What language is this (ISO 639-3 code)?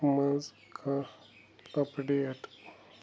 kas